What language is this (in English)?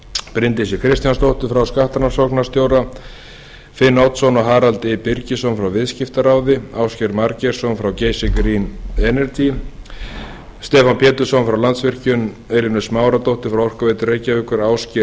Icelandic